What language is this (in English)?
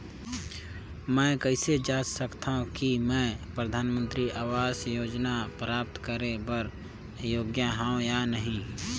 Chhattisgarhi